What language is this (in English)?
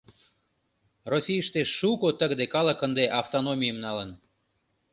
Mari